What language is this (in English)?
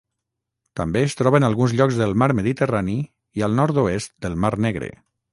Catalan